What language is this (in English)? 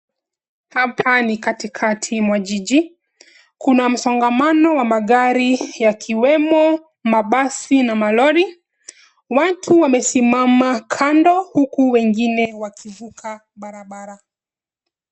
Swahili